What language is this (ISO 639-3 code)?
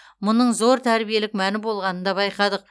kaz